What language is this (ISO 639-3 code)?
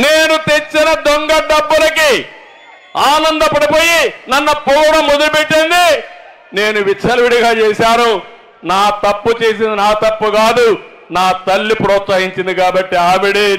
tel